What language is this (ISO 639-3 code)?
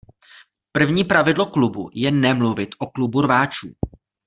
ces